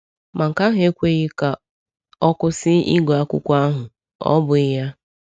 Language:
Igbo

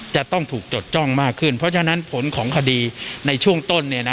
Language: Thai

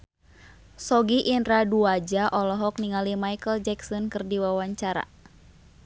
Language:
Sundanese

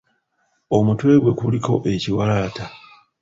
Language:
Ganda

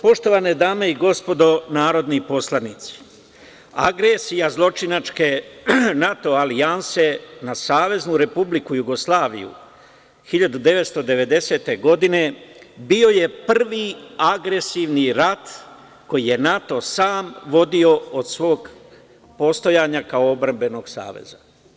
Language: Serbian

